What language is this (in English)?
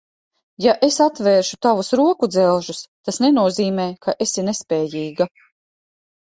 Latvian